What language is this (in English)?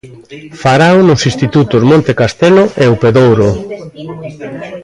Galician